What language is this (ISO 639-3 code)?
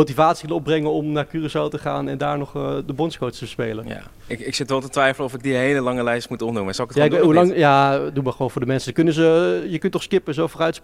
nld